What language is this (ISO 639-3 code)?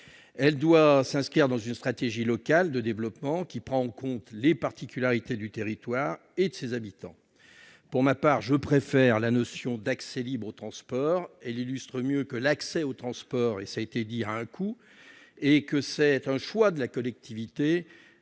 fra